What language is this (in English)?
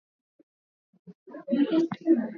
Swahili